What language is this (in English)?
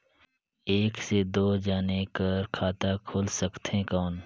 Chhattisgarhi